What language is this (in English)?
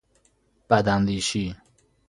Persian